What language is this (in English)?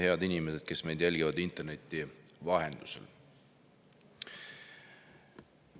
Estonian